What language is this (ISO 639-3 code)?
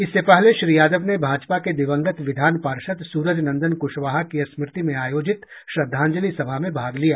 hin